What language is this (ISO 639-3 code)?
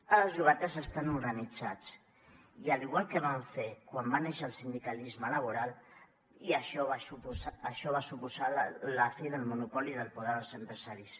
cat